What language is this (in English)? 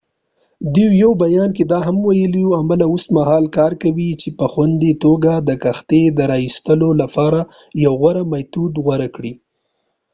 Pashto